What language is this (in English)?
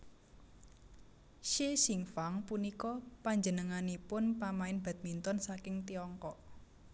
Javanese